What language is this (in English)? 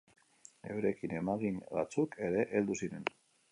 Basque